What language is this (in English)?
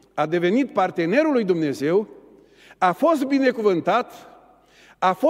Romanian